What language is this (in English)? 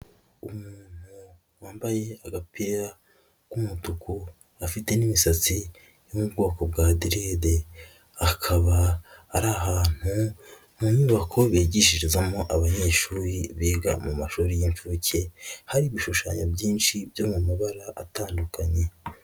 Kinyarwanda